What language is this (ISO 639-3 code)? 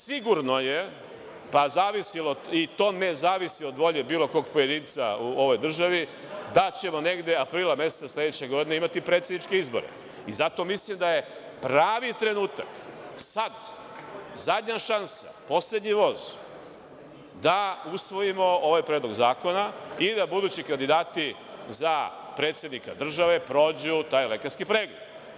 srp